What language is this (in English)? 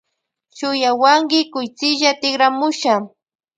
Loja Highland Quichua